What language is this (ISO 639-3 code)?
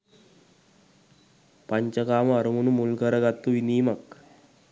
sin